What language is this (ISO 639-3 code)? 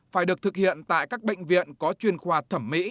vie